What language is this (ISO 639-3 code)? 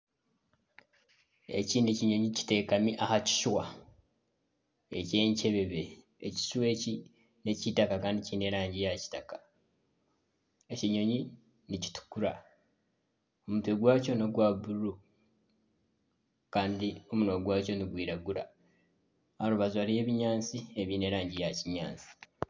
nyn